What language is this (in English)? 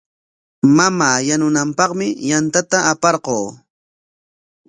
Corongo Ancash Quechua